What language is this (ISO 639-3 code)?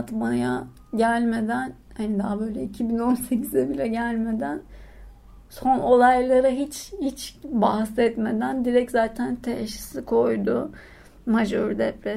tur